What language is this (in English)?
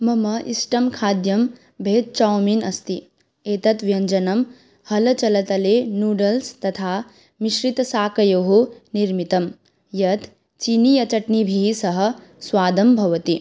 Sanskrit